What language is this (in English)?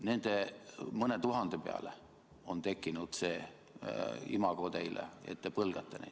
Estonian